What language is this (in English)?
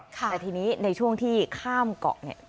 Thai